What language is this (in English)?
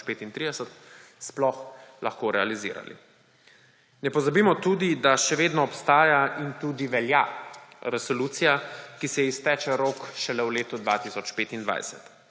Slovenian